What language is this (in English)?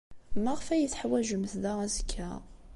Kabyle